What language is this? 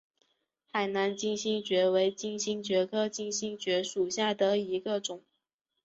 Chinese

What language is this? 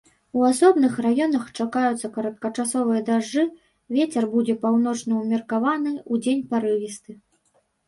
Belarusian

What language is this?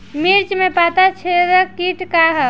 Bhojpuri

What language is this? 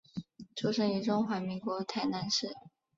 Chinese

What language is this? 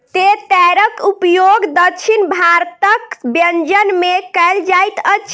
Maithili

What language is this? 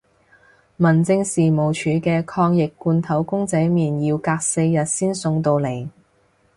Cantonese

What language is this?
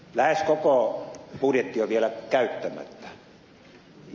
Finnish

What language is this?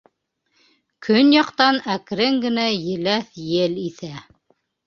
Bashkir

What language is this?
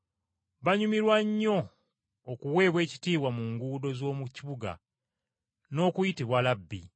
Ganda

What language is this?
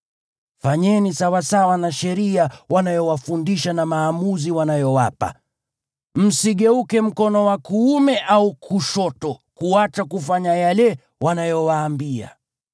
Swahili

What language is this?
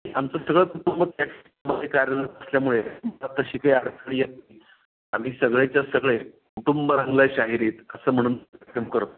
Marathi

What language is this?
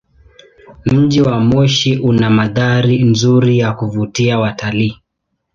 Swahili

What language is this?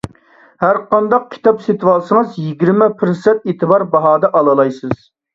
Uyghur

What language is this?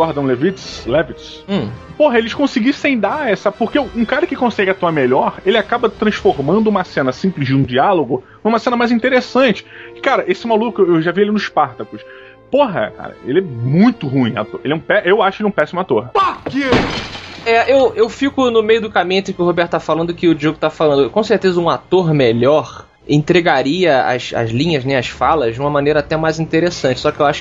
Portuguese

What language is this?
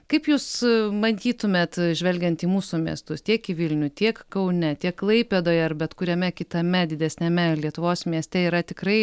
Lithuanian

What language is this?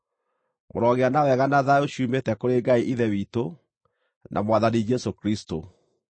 Kikuyu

